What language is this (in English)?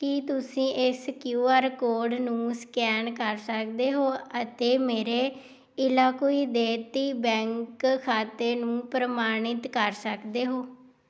Punjabi